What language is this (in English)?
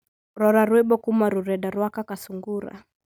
Kikuyu